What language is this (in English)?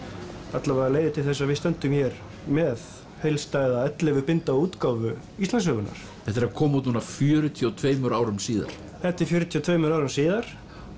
Icelandic